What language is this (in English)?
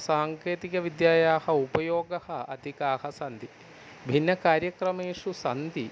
Sanskrit